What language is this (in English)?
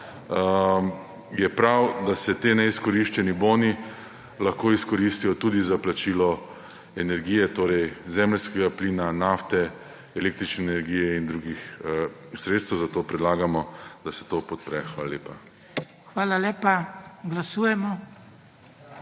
Slovenian